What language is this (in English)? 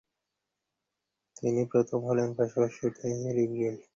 Bangla